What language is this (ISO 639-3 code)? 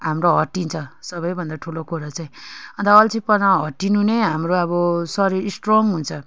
nep